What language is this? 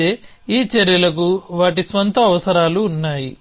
Telugu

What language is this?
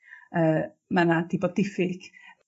Welsh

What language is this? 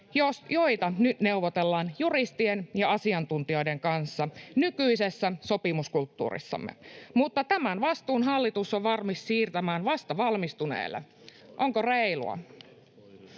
Finnish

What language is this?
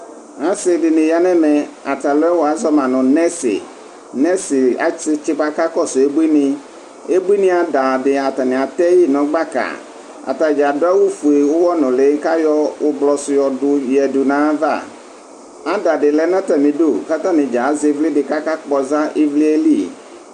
Ikposo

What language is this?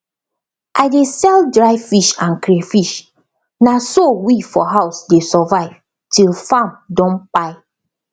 Nigerian Pidgin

